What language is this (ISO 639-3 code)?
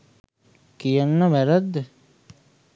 sin